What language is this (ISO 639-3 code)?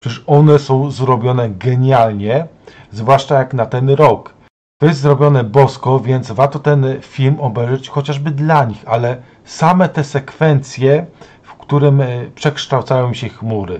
pol